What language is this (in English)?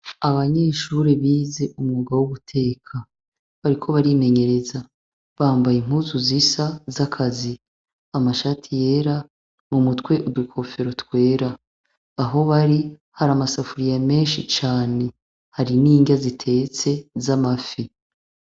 Rundi